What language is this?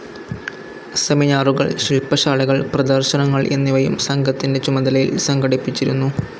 Malayalam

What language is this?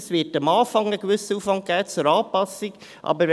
Swiss German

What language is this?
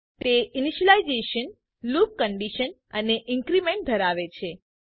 Gujarati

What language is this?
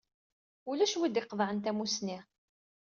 Kabyle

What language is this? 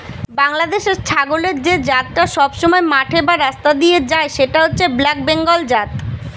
Bangla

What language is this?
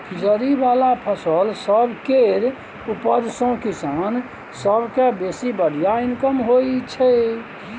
Maithili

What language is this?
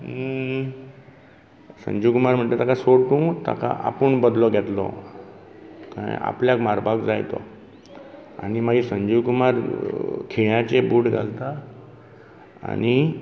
Konkani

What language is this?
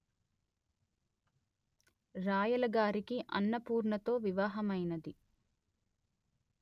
Telugu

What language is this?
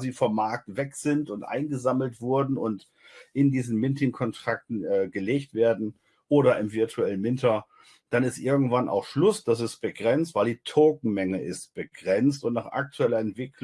German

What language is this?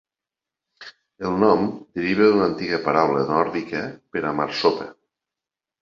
Catalan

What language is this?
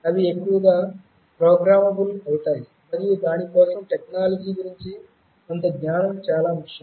Telugu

